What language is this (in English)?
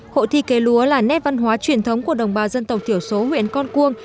Vietnamese